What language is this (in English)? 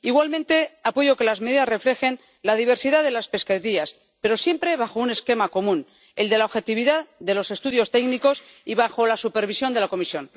Spanish